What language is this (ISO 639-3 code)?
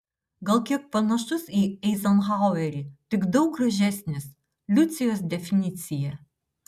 lit